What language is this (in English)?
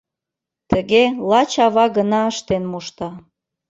Mari